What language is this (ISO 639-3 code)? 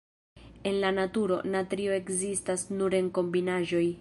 epo